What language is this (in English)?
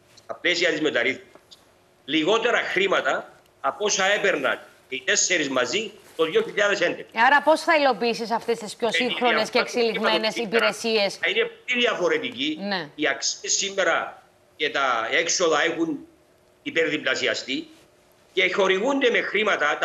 Greek